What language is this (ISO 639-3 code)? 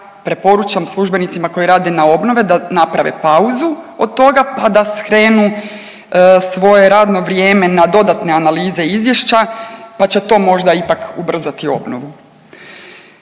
hrv